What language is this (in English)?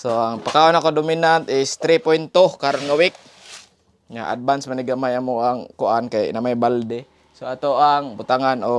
Filipino